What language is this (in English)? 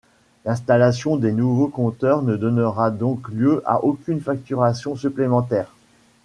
French